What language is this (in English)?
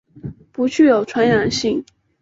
Chinese